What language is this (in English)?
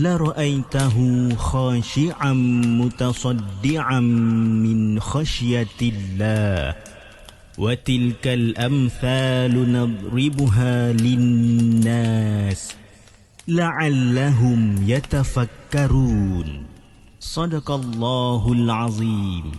Malay